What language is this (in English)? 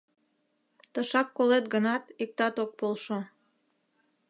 Mari